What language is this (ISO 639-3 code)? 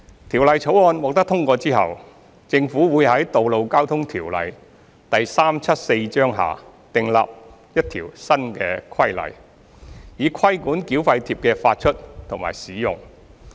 yue